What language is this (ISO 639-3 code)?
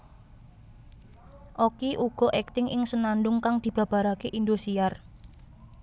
jav